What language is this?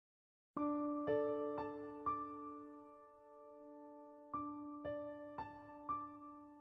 Arabic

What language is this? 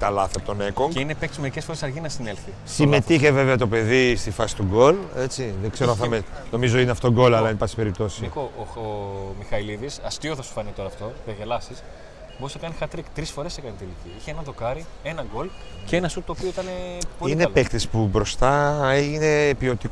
Greek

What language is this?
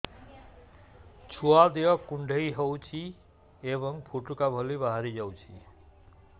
Odia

